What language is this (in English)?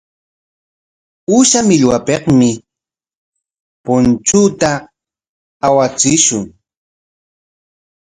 Corongo Ancash Quechua